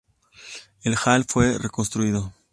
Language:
Spanish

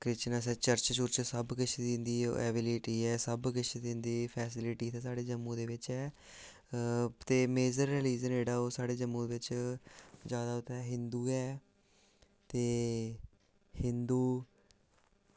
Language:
Dogri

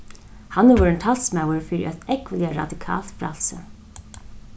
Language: Faroese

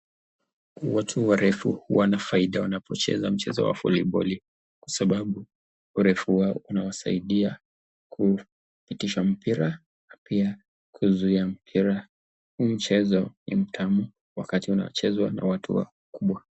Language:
Swahili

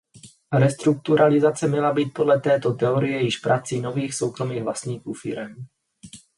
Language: Czech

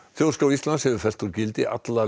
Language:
Icelandic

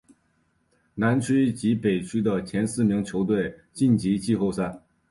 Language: Chinese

